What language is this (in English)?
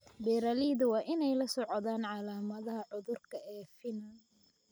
Somali